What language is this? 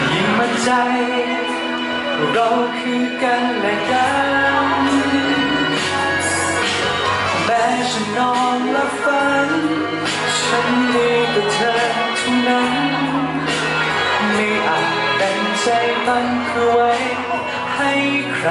Thai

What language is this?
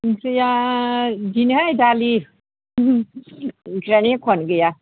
Bodo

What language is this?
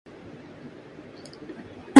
Urdu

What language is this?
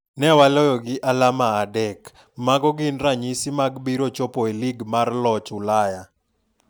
Luo (Kenya and Tanzania)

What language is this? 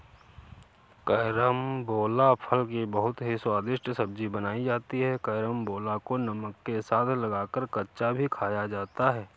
Hindi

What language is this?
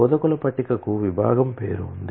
Telugu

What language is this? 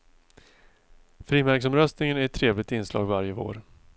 Swedish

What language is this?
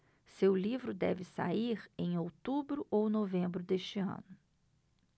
Portuguese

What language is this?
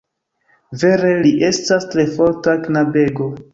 Esperanto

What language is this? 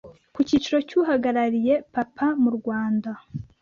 Kinyarwanda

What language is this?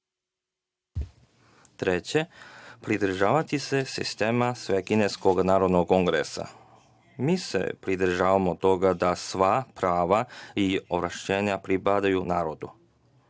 Serbian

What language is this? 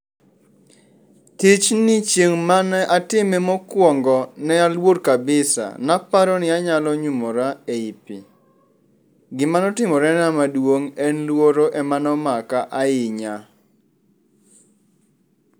Luo (Kenya and Tanzania)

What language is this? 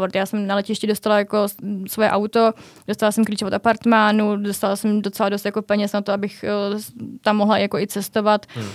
Czech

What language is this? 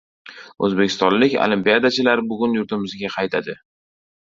Uzbek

